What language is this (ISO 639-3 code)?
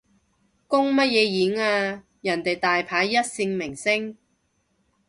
yue